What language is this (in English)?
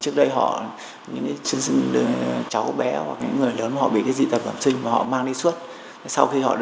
Vietnamese